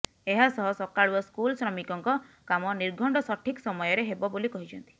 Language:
Odia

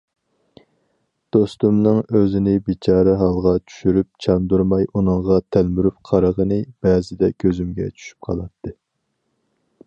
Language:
Uyghur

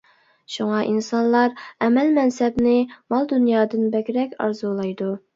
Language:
Uyghur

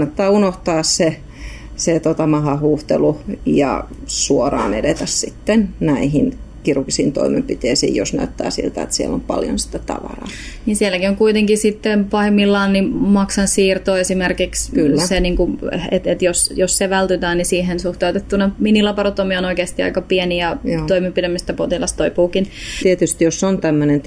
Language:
Finnish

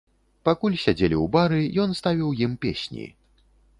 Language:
Belarusian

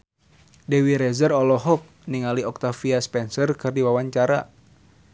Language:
Sundanese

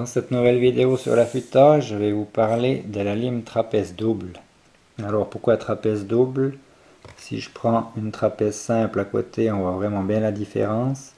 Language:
French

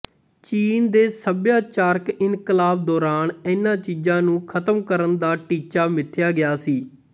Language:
Punjabi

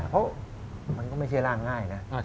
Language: Thai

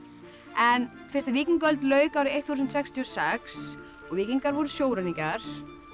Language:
Icelandic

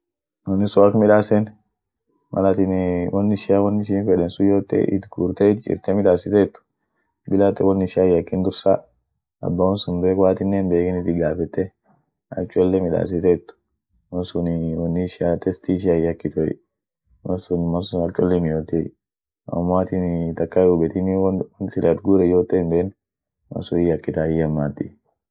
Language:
Orma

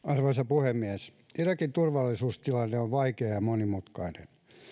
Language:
Finnish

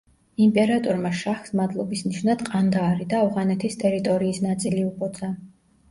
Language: Georgian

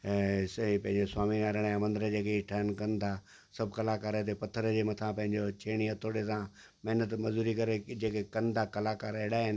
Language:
Sindhi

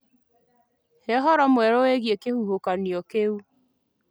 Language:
Kikuyu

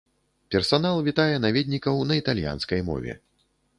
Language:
Belarusian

